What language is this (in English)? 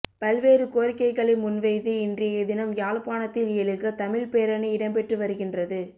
Tamil